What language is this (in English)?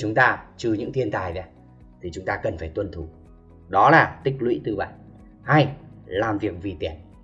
Vietnamese